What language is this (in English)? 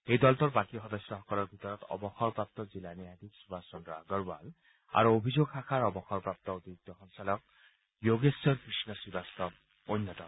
Assamese